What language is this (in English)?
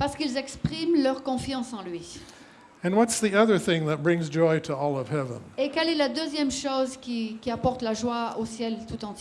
French